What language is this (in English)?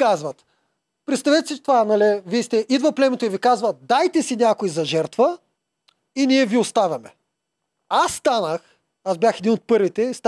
Bulgarian